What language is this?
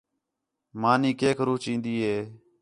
Khetrani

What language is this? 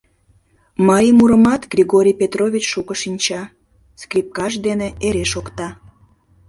Mari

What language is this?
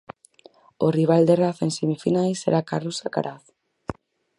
Galician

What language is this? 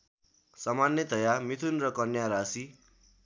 Nepali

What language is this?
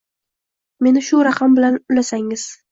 Uzbek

